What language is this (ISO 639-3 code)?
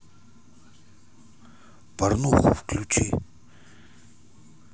rus